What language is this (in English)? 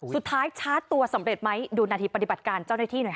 Thai